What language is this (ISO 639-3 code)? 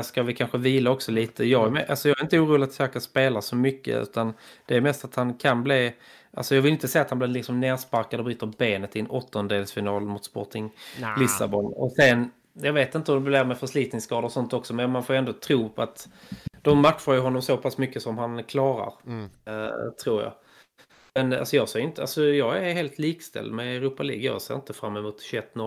swe